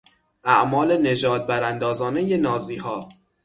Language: Persian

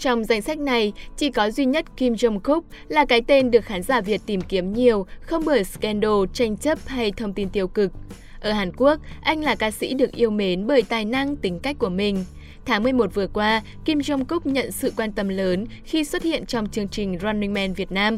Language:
Vietnamese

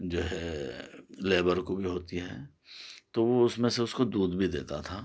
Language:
Urdu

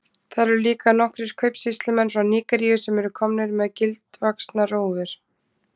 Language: Icelandic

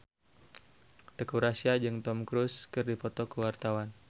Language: Sundanese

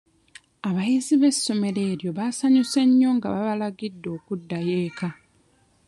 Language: Ganda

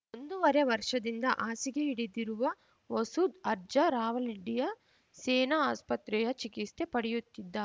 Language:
Kannada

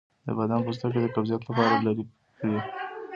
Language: Pashto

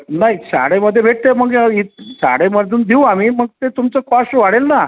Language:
Marathi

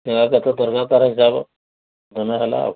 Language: Odia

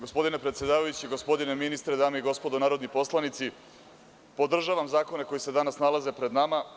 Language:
Serbian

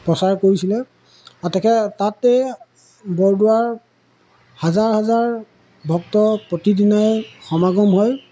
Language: Assamese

